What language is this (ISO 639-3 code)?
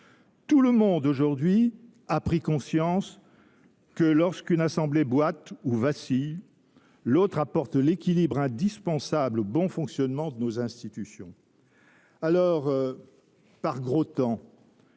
fra